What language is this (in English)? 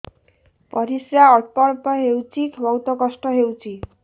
Odia